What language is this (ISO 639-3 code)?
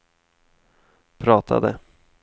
swe